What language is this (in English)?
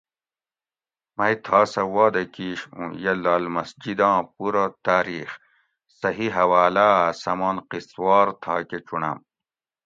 Gawri